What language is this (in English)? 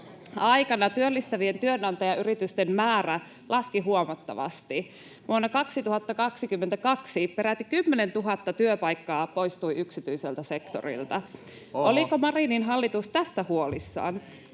Finnish